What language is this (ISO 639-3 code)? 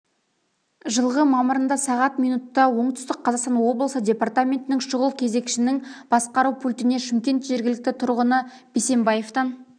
kaz